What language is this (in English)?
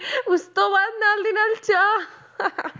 Punjabi